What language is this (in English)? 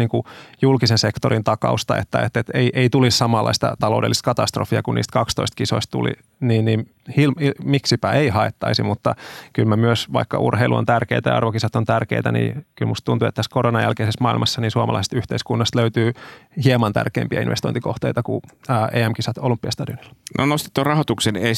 Finnish